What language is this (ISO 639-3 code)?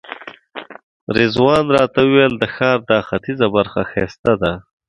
pus